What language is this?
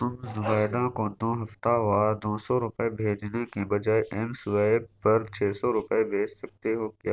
Urdu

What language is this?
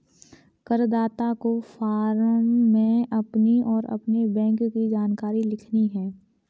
Hindi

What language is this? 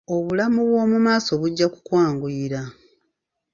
Ganda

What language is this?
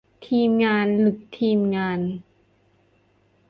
Thai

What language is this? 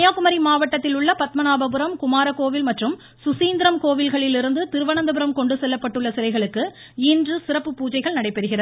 Tamil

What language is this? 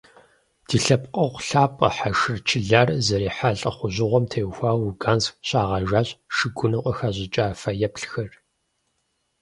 Kabardian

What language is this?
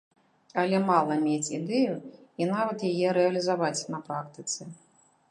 Belarusian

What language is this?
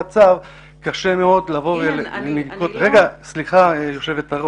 Hebrew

